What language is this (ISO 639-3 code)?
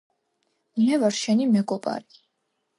kat